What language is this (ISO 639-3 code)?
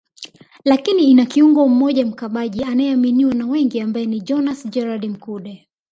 swa